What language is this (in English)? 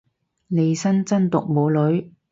Cantonese